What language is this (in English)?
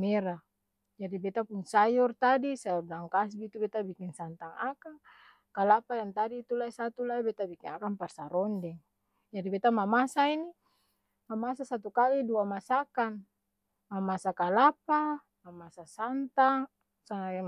Ambonese Malay